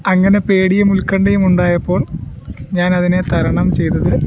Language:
Malayalam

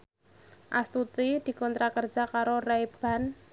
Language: Javanese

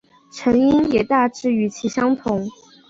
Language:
Chinese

